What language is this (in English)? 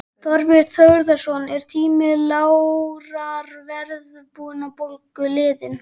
Icelandic